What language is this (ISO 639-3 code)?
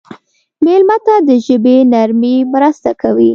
pus